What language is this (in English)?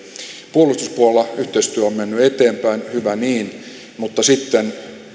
Finnish